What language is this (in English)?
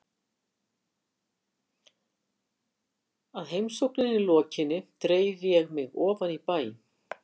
Icelandic